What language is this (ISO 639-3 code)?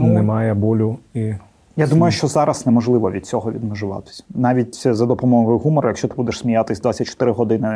ukr